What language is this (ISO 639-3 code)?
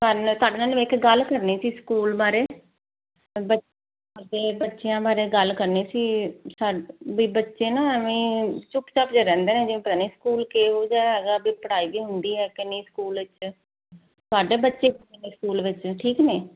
pan